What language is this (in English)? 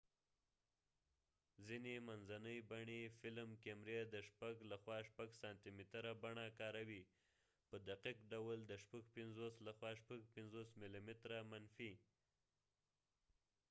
Pashto